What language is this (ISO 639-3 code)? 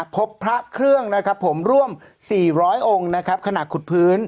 tha